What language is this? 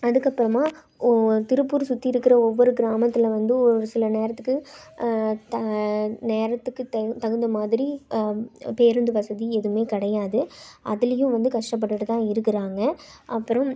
Tamil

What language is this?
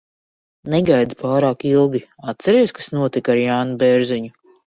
Latvian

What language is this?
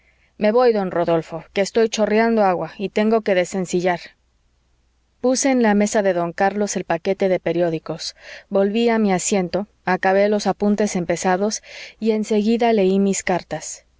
Spanish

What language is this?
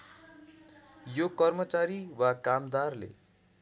Nepali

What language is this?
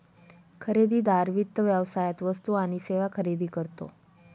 Marathi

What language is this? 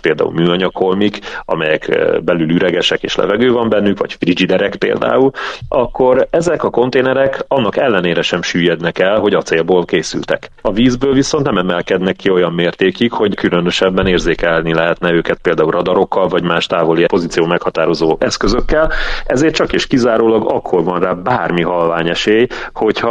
Hungarian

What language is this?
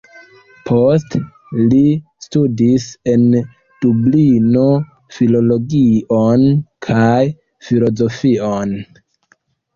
Esperanto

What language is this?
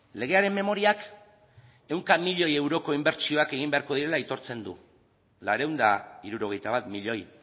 Basque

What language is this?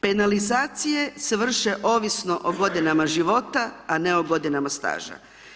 Croatian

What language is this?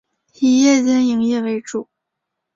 Chinese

